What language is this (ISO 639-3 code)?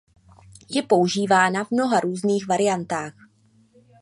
ces